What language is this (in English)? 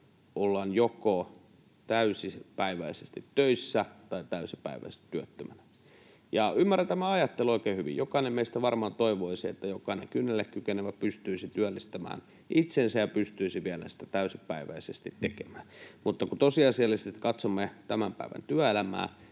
Finnish